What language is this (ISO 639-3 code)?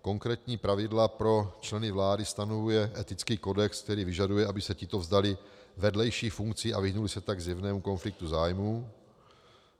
ces